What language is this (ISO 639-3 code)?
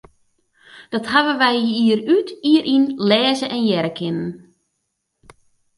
fry